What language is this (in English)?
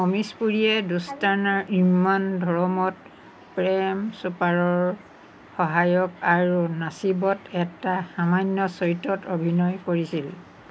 Assamese